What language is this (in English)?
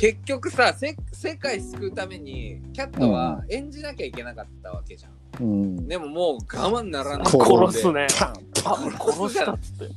Japanese